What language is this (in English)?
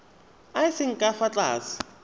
Tswana